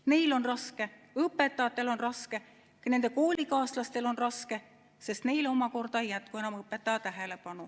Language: Estonian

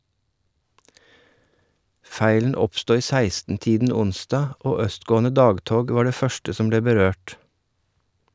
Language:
Norwegian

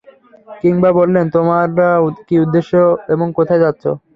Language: Bangla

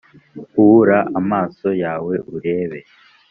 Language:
Kinyarwanda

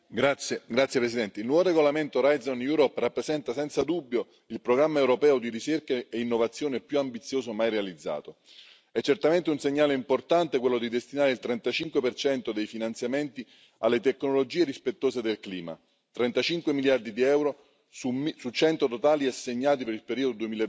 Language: Italian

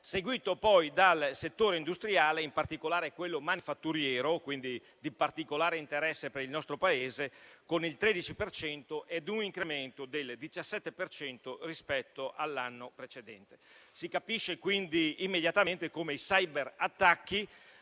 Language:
Italian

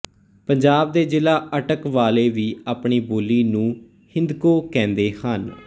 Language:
Punjabi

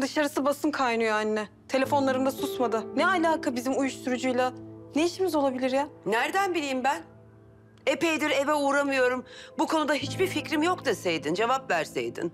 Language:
Turkish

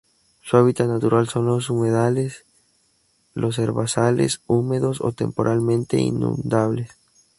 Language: Spanish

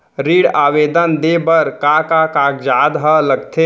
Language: Chhattisgarhi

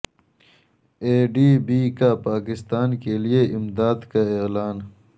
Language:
Urdu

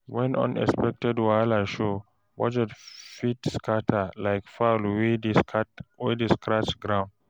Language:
Nigerian Pidgin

